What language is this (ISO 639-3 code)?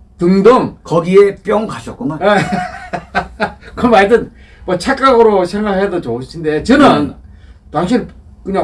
kor